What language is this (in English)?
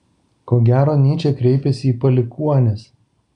Lithuanian